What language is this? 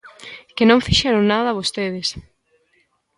Galician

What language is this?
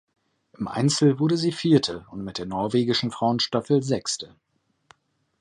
German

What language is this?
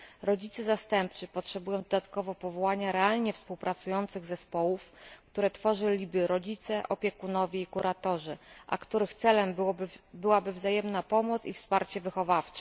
Polish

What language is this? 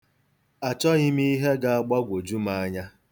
Igbo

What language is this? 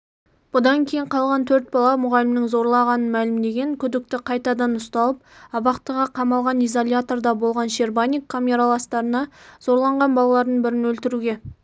Kazakh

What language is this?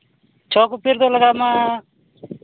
Santali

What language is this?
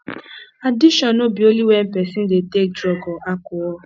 Nigerian Pidgin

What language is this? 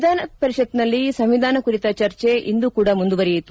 Kannada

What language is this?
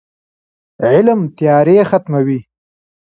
Pashto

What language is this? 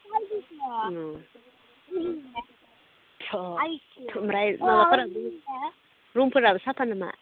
Bodo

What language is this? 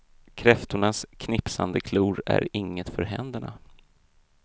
Swedish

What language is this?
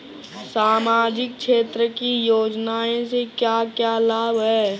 Bhojpuri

